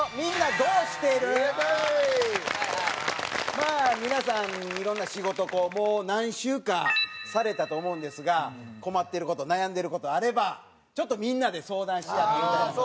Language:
Japanese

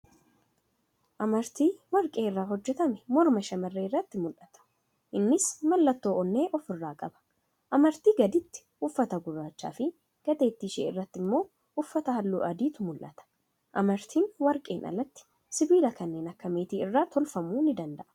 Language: Oromo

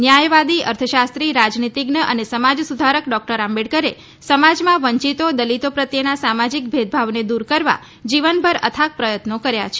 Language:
Gujarati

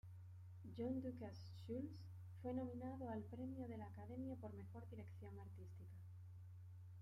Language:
Spanish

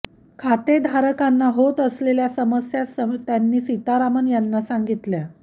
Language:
Marathi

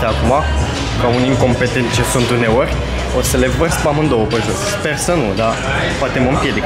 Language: Romanian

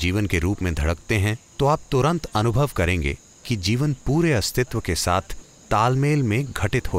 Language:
Hindi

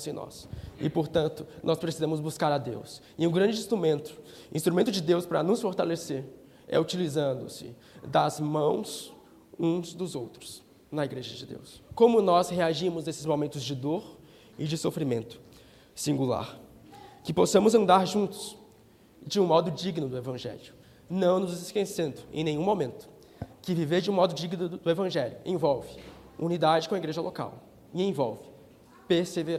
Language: Portuguese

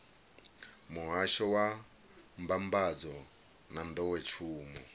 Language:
Venda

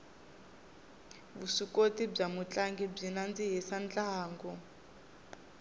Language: Tsonga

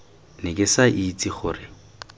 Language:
Tswana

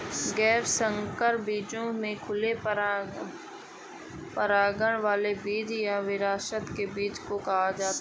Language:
Hindi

